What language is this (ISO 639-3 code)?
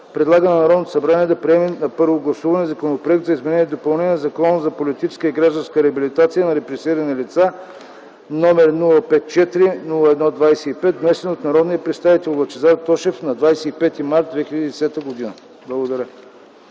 bul